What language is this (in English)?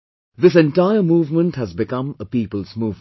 English